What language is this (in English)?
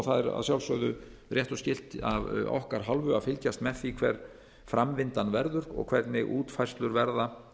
Icelandic